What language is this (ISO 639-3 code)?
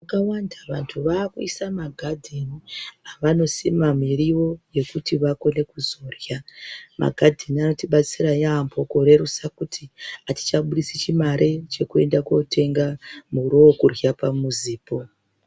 ndc